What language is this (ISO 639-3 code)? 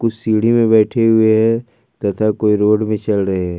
hin